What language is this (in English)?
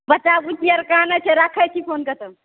Maithili